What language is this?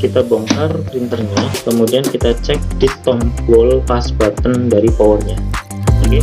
Indonesian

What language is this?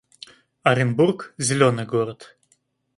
Russian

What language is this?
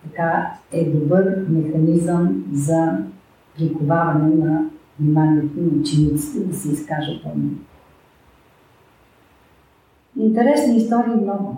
Bulgarian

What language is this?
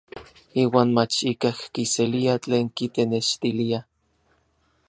Orizaba Nahuatl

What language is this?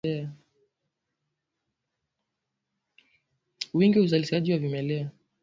Swahili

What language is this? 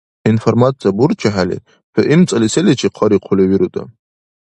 Dargwa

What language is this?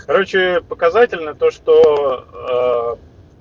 Russian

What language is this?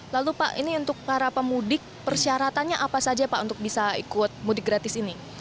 Indonesian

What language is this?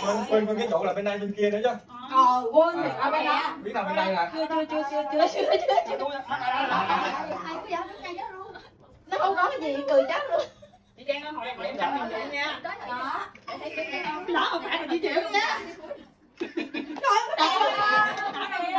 Vietnamese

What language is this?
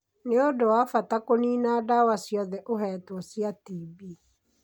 Kikuyu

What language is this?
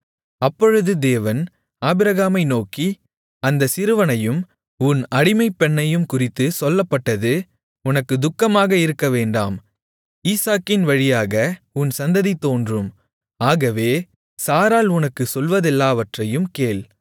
Tamil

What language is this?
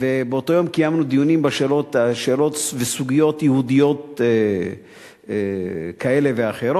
Hebrew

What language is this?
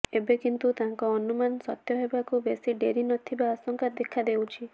Odia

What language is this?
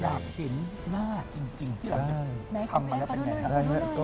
Thai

